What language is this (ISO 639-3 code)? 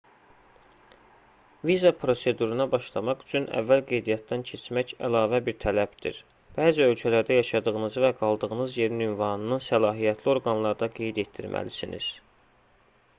aze